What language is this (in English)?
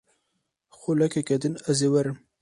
Kurdish